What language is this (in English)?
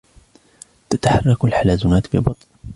Arabic